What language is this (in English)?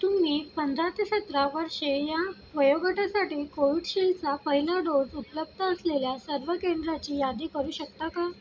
Marathi